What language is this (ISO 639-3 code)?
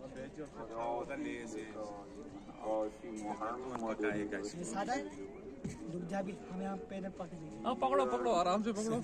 tur